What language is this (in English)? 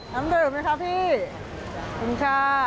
Thai